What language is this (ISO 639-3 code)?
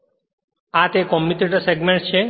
guj